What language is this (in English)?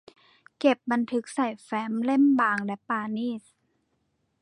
Thai